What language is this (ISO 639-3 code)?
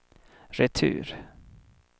swe